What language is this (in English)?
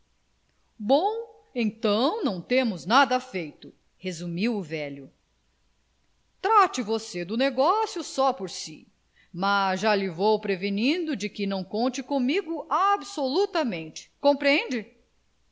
Portuguese